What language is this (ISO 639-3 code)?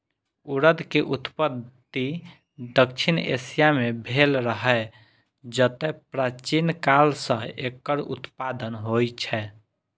mai